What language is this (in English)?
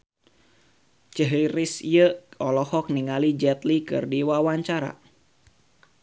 Sundanese